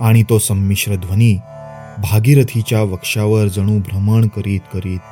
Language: Marathi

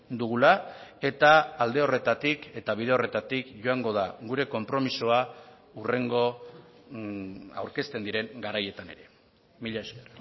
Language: Basque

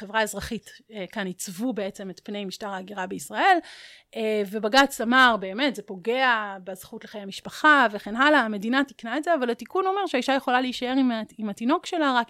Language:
Hebrew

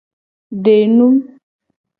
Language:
Gen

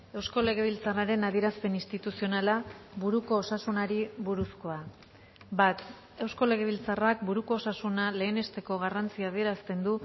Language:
Basque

